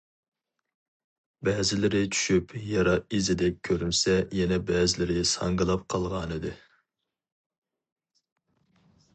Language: Uyghur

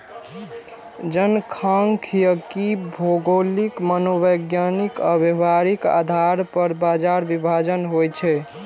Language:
Maithili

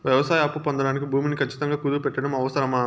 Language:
Telugu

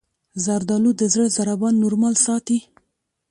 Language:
Pashto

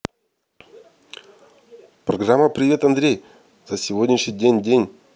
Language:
Russian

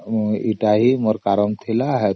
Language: Odia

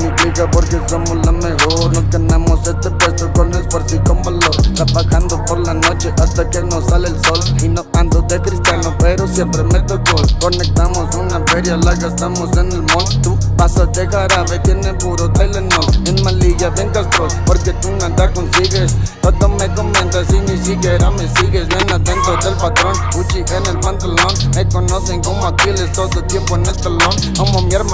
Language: Spanish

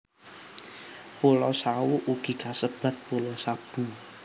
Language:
Javanese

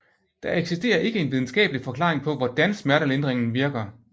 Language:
Danish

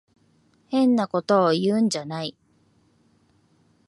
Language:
Japanese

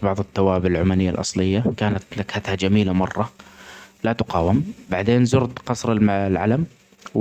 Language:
Omani Arabic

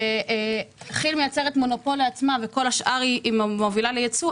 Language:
Hebrew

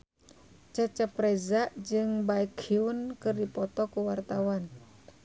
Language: Sundanese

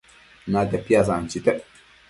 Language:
Matsés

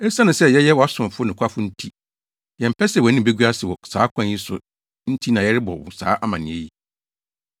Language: Akan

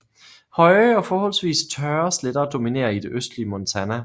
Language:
Danish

